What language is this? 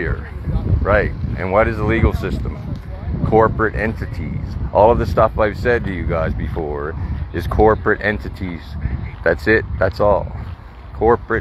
English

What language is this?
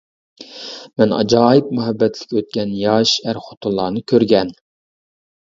Uyghur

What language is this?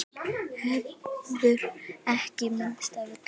Icelandic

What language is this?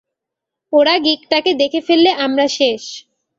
Bangla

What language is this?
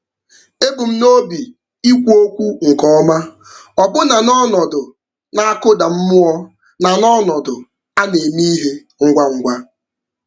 Igbo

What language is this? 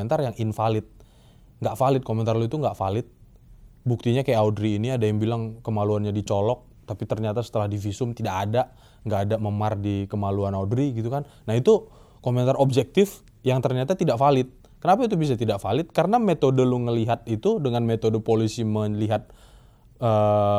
Indonesian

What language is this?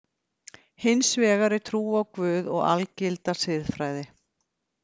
Icelandic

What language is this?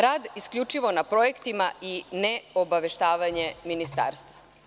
Serbian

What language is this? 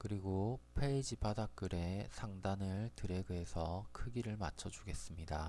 Korean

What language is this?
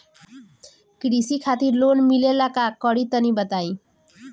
Bhojpuri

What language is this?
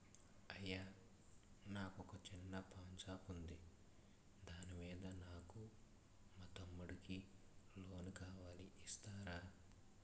Telugu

